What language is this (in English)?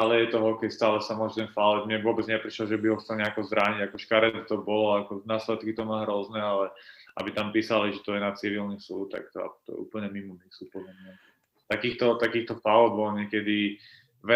Slovak